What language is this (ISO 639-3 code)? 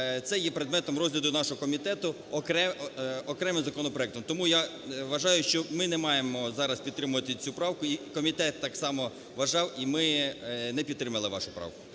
ukr